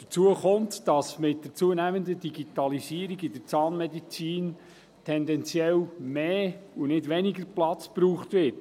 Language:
Swiss German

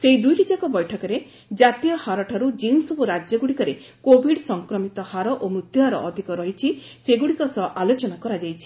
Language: Odia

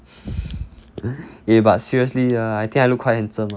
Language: English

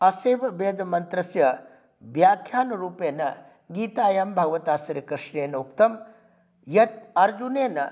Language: Sanskrit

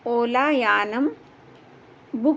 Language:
Sanskrit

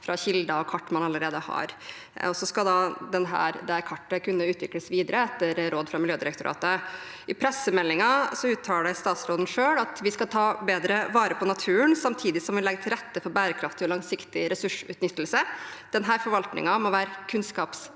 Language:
Norwegian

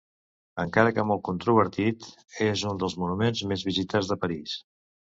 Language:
Catalan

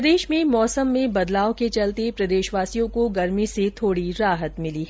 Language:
Hindi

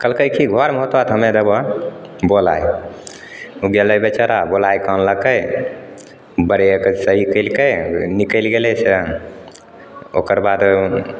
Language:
Maithili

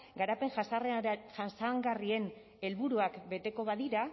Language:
Basque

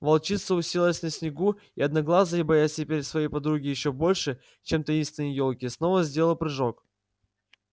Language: Russian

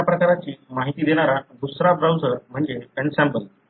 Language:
Marathi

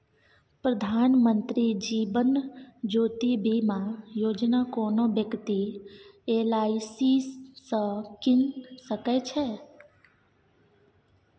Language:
Maithili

